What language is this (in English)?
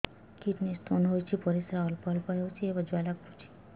Odia